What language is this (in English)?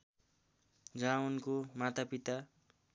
Nepali